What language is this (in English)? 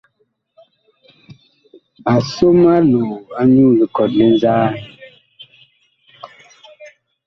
Bakoko